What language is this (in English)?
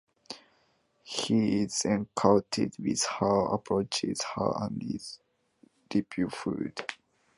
English